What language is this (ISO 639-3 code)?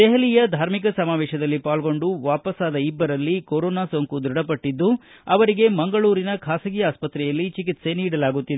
kan